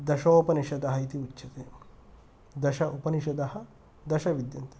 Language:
Sanskrit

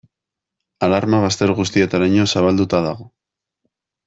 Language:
Basque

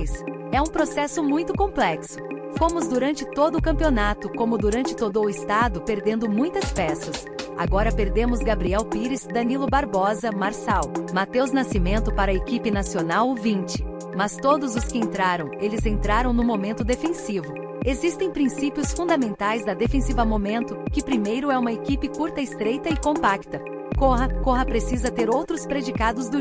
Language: Portuguese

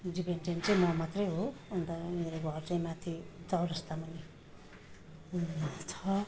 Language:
Nepali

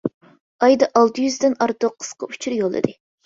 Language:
Uyghur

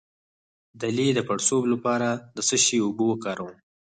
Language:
Pashto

